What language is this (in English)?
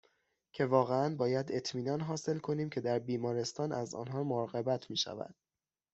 Persian